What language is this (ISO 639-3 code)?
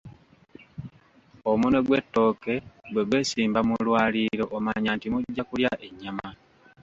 lug